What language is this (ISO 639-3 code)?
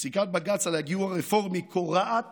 heb